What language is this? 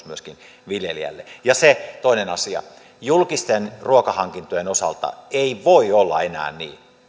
Finnish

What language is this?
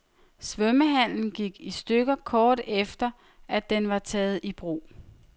Danish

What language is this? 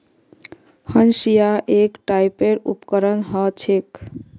Magahi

